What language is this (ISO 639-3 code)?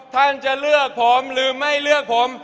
tha